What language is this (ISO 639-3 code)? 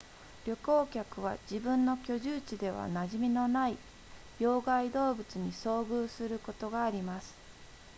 jpn